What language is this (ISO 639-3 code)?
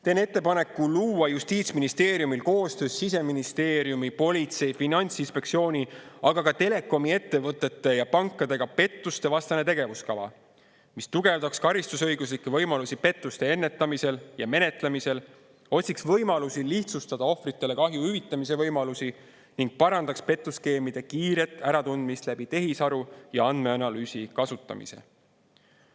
est